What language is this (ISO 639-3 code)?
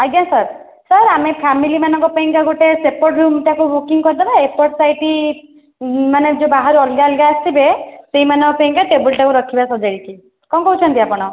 ori